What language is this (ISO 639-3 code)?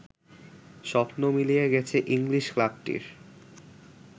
ben